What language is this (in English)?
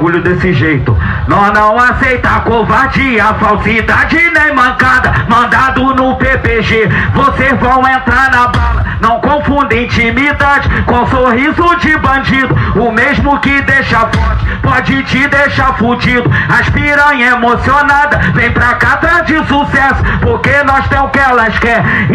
Portuguese